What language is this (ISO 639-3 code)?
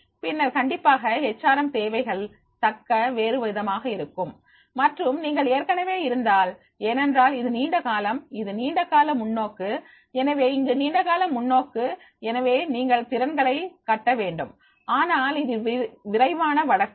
tam